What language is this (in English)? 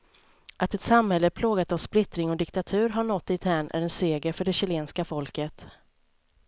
Swedish